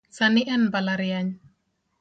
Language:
Luo (Kenya and Tanzania)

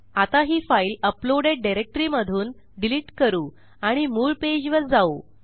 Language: Marathi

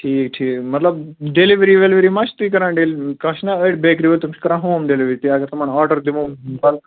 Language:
Kashmiri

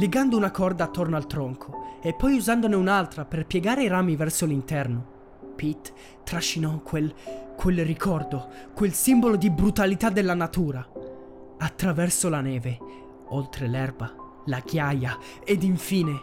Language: Italian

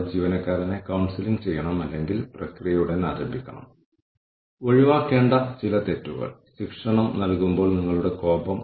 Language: Malayalam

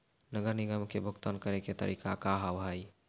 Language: Maithili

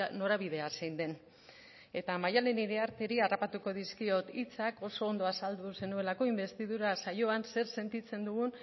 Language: Basque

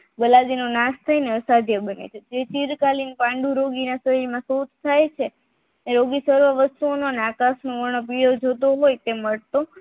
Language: Gujarati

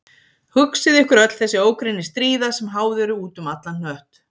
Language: Icelandic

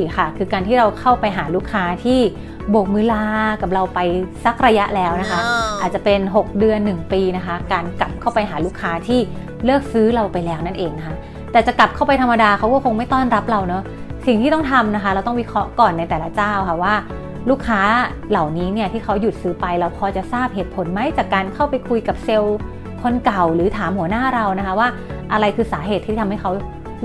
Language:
Thai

